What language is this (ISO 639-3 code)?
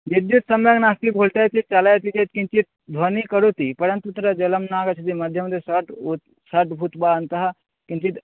san